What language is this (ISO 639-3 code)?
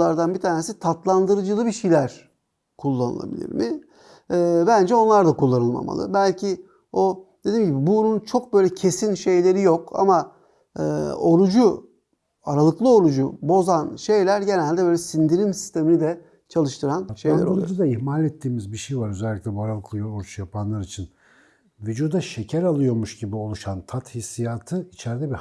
tur